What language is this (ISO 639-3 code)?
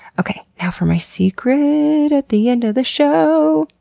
eng